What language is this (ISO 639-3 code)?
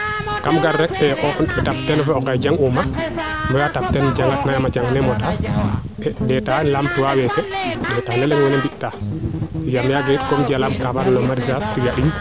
srr